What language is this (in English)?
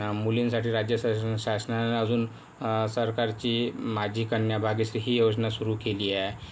Marathi